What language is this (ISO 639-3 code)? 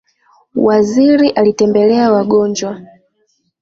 swa